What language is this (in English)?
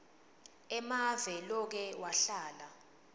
Swati